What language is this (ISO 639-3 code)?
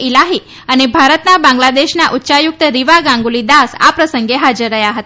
guj